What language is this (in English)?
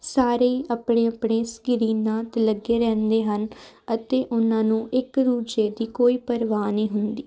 Punjabi